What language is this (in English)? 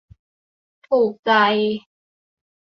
Thai